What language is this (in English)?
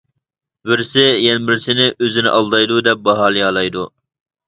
Uyghur